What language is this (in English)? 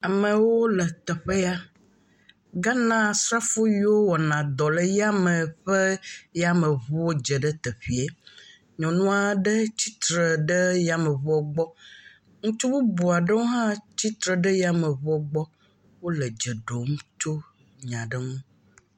Ewe